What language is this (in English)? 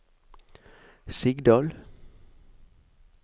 Norwegian